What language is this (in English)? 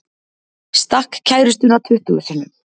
Icelandic